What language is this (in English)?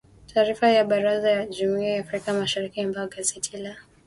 Swahili